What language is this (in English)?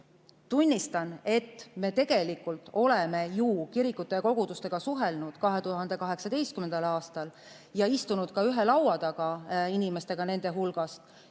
Estonian